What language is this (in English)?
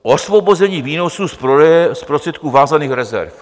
Czech